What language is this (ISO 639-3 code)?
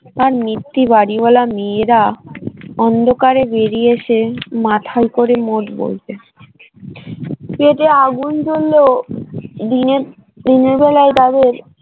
ben